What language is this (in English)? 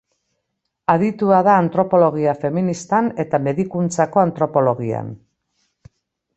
Basque